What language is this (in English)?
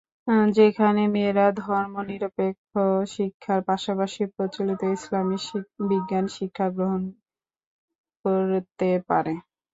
Bangla